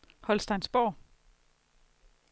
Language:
Danish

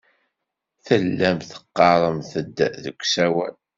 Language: Kabyle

